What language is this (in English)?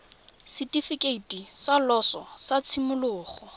Tswana